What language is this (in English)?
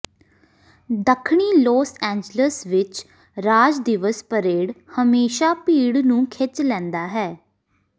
Punjabi